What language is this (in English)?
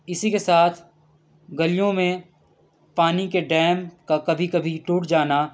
Urdu